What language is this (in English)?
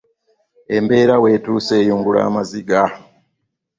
Ganda